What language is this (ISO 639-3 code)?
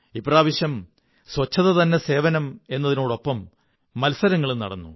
mal